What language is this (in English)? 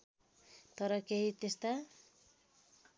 Nepali